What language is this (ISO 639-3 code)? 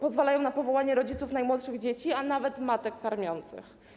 pol